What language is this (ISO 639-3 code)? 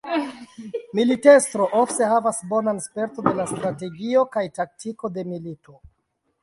epo